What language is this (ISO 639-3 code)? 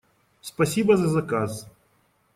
rus